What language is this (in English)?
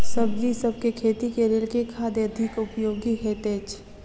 Maithili